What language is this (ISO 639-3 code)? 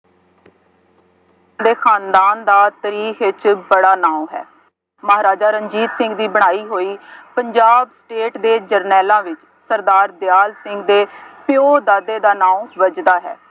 pan